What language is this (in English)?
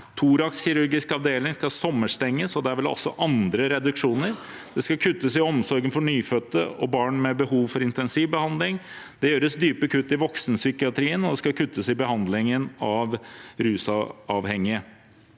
Norwegian